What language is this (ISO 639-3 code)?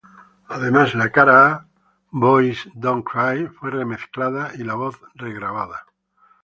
spa